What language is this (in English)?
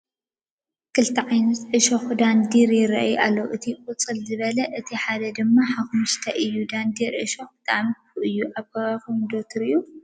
Tigrinya